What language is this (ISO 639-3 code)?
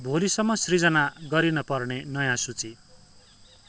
nep